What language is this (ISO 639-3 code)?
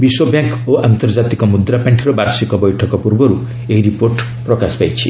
ori